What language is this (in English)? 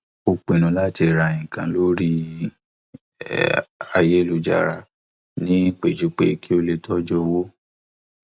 Yoruba